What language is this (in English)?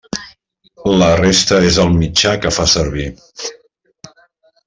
Catalan